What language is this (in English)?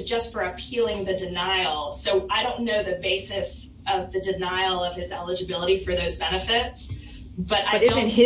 English